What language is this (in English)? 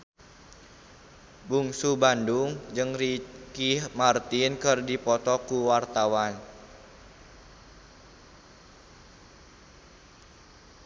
Sundanese